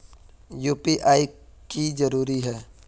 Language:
Magahi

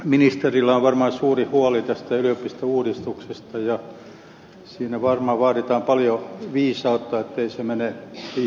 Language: Finnish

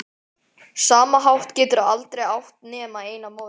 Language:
Icelandic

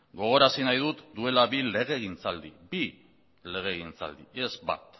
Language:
Basque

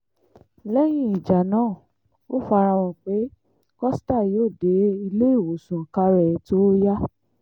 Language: Yoruba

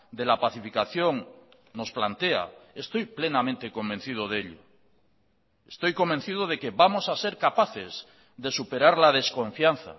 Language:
Spanish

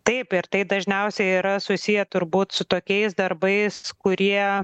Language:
Lithuanian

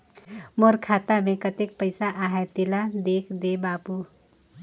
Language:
Chhattisgarhi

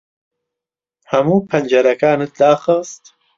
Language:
Central Kurdish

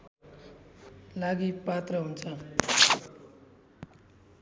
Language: Nepali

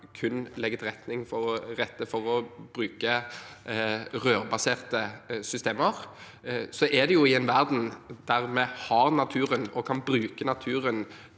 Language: Norwegian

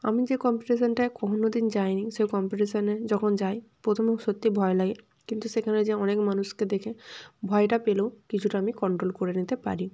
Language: Bangla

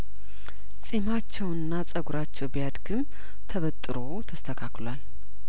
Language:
Amharic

